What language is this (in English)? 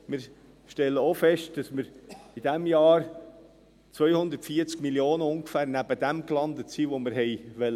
Swiss German